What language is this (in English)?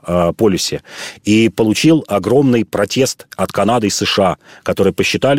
Russian